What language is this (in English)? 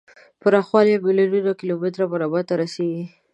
Pashto